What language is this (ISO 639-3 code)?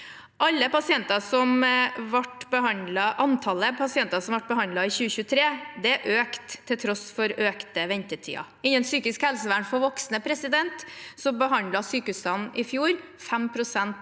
nor